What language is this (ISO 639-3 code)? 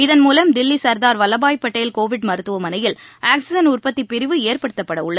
tam